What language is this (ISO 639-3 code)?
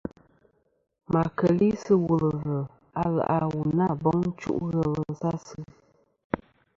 bkm